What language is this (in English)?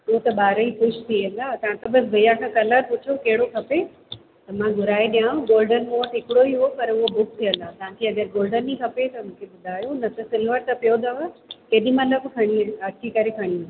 Sindhi